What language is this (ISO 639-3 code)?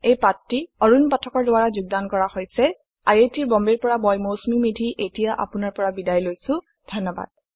asm